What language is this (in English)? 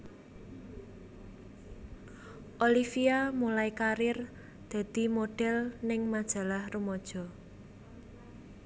Javanese